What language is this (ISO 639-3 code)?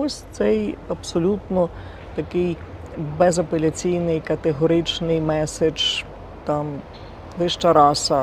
ukr